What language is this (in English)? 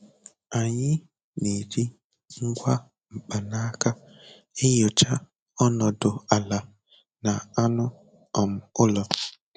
Igbo